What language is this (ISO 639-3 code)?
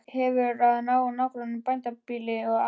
isl